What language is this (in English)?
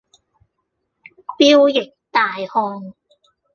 Cantonese